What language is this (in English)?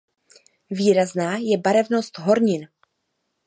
Czech